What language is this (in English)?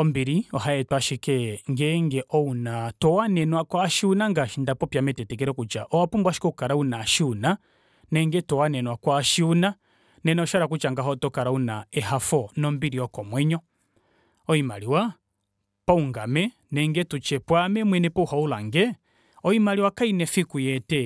Kuanyama